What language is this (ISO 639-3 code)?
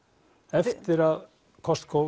isl